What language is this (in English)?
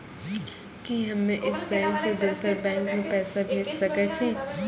Maithili